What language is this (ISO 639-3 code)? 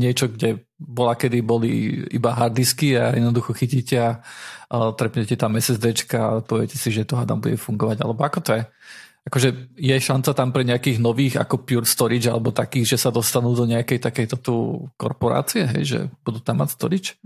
slk